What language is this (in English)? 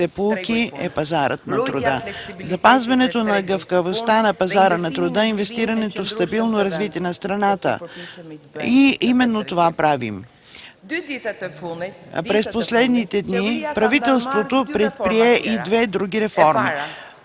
Bulgarian